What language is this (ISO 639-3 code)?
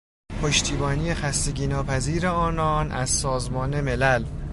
fas